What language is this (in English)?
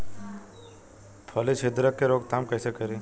Bhojpuri